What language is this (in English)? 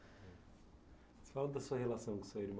Portuguese